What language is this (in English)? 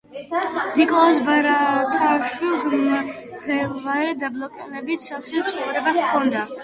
Georgian